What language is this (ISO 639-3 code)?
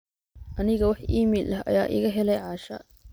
som